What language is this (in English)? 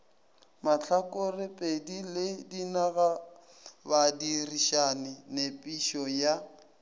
Northern Sotho